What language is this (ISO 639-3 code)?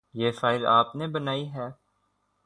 urd